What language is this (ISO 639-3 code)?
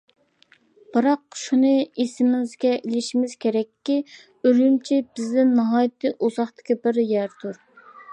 uig